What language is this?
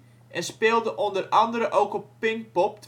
Dutch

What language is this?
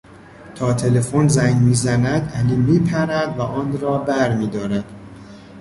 Persian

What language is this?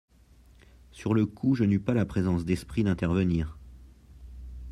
French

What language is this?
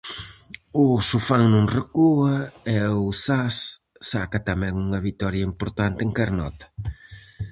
Galician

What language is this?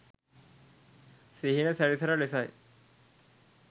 Sinhala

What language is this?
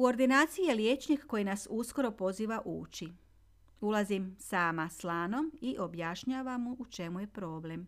Croatian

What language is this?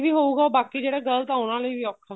Punjabi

